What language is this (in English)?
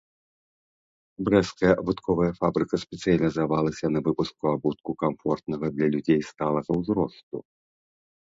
Belarusian